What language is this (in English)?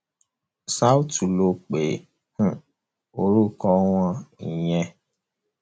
Yoruba